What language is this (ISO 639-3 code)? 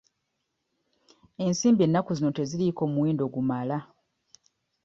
lug